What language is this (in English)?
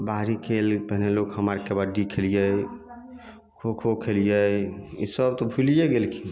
Maithili